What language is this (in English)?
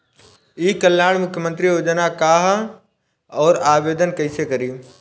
Bhojpuri